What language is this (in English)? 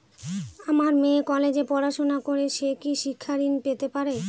Bangla